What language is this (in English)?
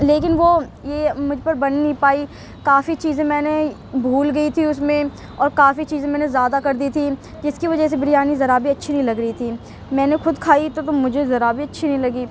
Urdu